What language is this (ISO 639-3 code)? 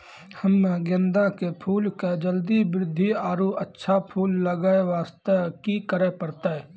mai